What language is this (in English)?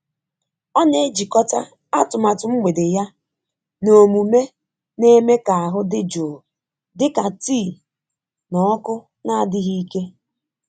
Igbo